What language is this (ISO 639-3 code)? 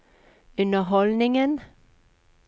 nor